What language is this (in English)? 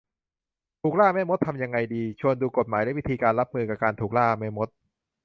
Thai